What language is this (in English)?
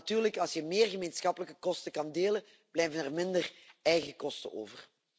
Dutch